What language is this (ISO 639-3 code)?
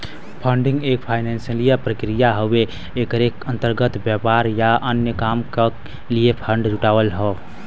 bho